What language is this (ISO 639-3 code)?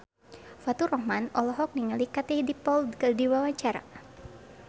sun